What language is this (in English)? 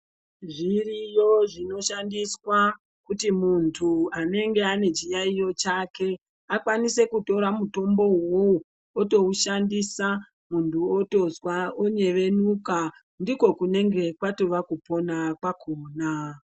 Ndau